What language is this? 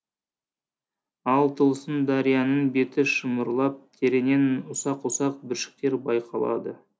Kazakh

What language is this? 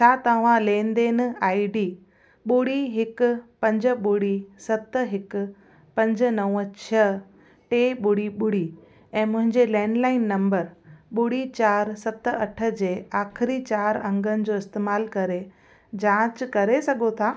Sindhi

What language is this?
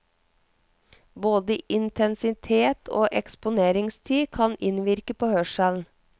Norwegian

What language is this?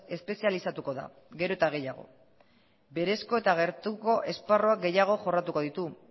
Basque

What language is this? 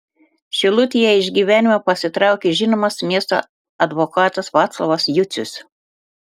Lithuanian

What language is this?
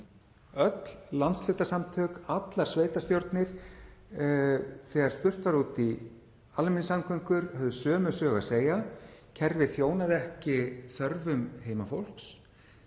Icelandic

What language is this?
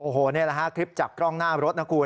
Thai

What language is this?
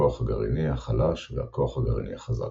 Hebrew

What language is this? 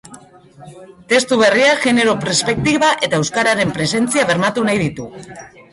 Basque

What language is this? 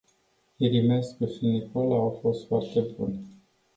Romanian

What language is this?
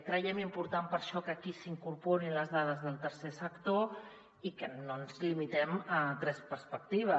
Catalan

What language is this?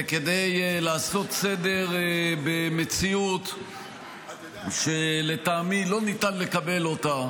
Hebrew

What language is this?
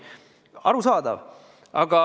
Estonian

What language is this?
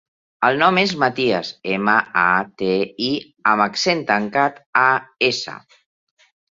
Catalan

